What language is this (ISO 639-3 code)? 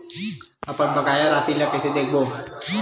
hne